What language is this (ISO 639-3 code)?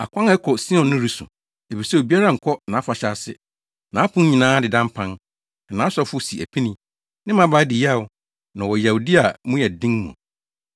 aka